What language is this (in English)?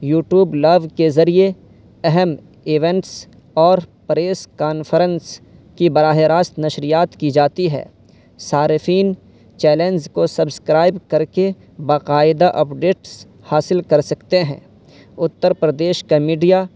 Urdu